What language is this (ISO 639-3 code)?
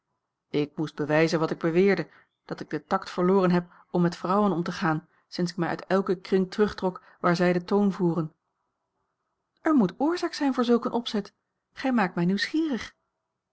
nld